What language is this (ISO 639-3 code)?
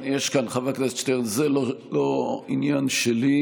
heb